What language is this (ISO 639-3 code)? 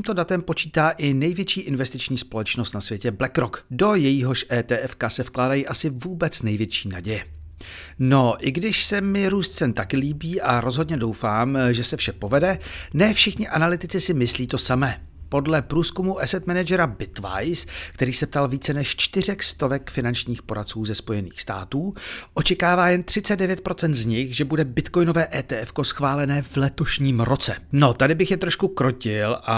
ces